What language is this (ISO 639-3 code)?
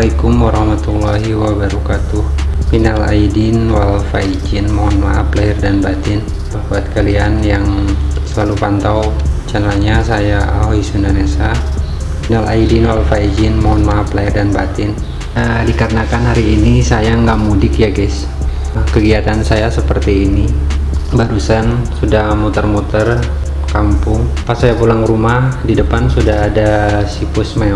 ind